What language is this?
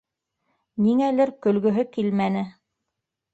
Bashkir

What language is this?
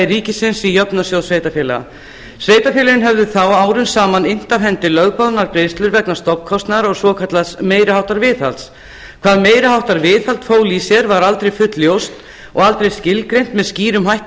Icelandic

